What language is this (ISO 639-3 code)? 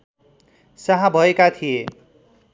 nep